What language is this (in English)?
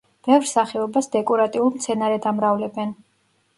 Georgian